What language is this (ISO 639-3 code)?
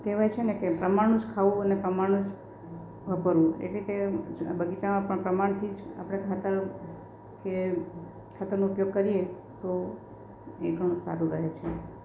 guj